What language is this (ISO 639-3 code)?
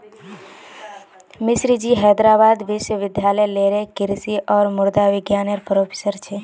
mag